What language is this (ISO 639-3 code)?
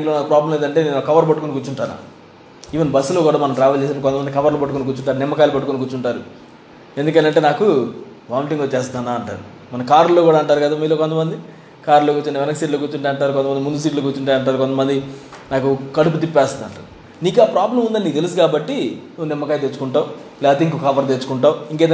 tel